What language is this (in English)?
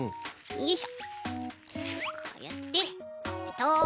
Japanese